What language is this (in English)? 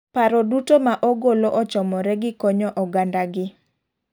Luo (Kenya and Tanzania)